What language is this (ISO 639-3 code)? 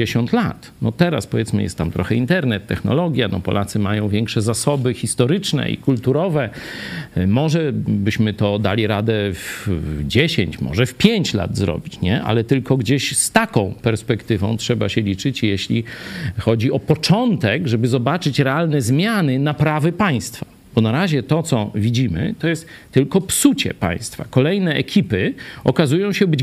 pol